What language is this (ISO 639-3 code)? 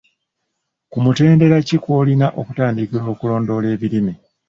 lug